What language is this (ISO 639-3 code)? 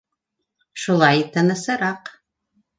bak